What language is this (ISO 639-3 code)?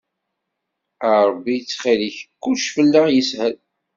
kab